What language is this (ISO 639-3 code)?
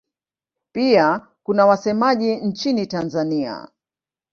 swa